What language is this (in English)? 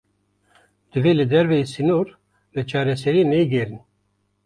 Kurdish